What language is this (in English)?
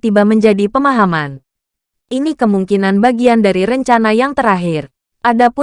Indonesian